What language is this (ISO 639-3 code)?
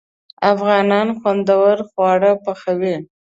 pus